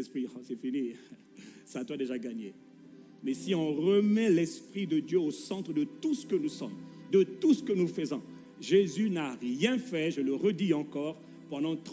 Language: French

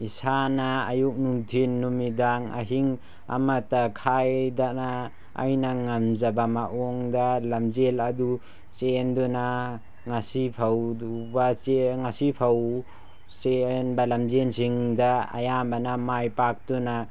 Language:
Manipuri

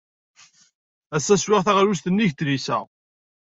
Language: Kabyle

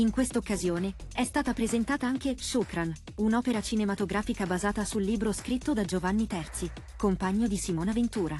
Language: Italian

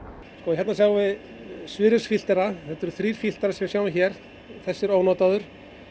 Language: Icelandic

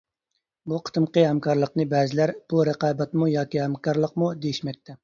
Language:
Uyghur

